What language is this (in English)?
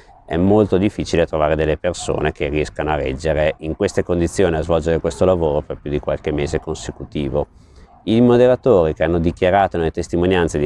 Italian